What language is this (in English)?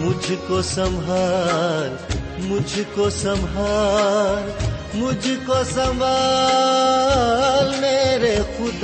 Urdu